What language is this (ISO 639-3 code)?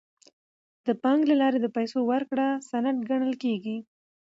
pus